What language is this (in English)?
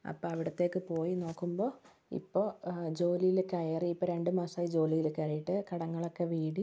Malayalam